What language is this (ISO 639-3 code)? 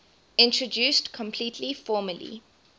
eng